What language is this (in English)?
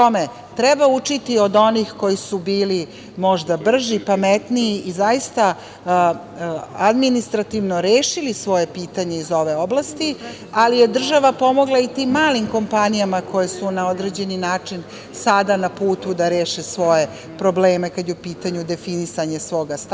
Serbian